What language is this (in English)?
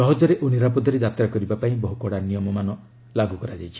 Odia